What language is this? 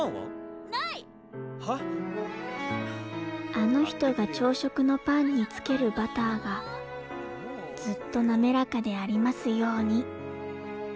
Japanese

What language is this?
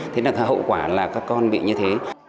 Vietnamese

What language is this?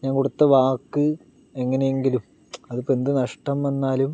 Malayalam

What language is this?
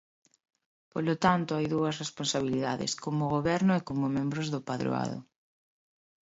Galician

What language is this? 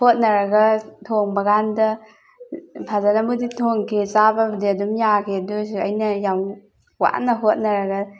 Manipuri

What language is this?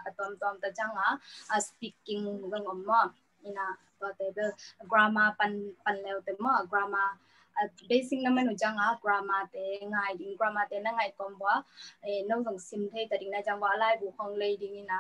Thai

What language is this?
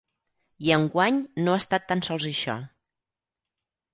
Catalan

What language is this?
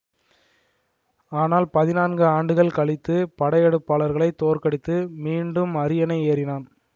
Tamil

